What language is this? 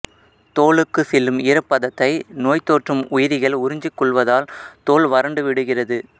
Tamil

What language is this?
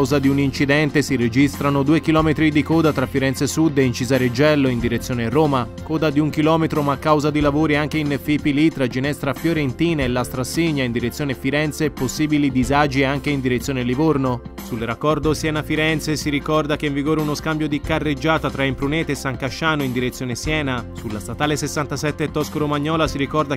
Italian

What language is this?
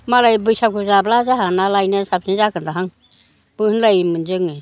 Bodo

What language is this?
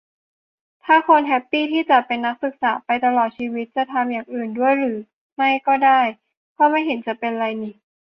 Thai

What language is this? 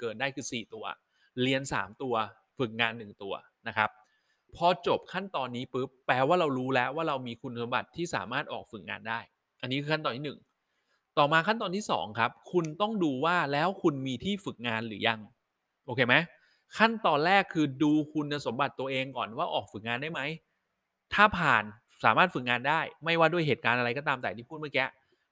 Thai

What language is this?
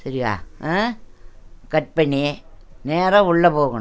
Tamil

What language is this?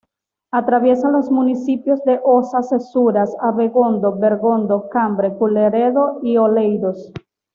Spanish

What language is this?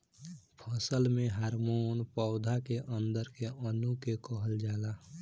Bhojpuri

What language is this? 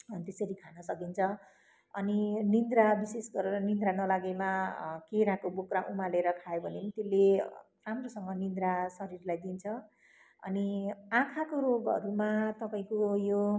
Nepali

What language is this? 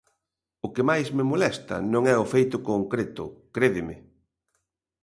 Galician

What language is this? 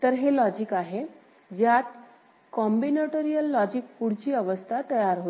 Marathi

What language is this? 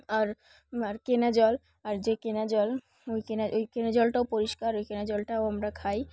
Bangla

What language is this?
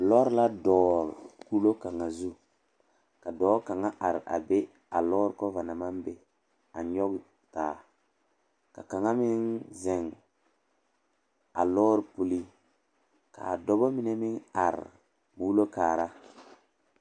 Southern Dagaare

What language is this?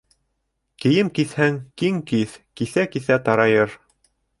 Bashkir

